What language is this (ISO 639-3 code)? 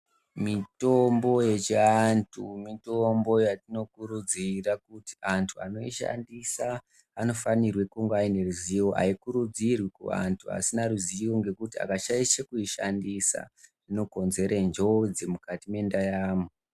ndc